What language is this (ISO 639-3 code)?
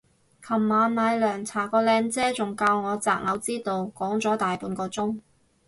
yue